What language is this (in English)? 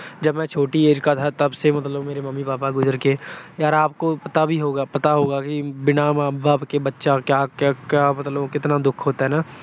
Punjabi